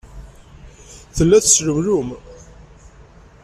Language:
Kabyle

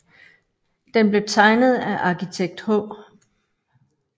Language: Danish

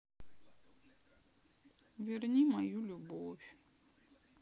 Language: Russian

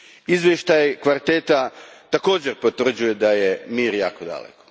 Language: Croatian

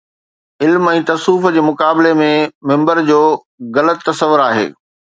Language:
Sindhi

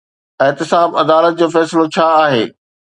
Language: Sindhi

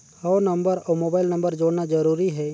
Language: Chhattisgarhi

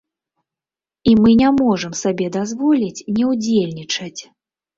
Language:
Belarusian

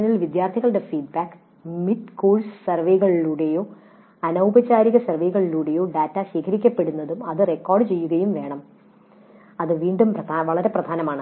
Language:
Malayalam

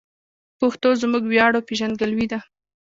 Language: Pashto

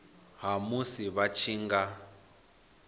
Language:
Venda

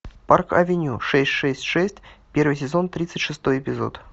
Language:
Russian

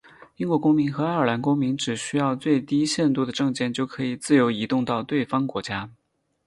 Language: Chinese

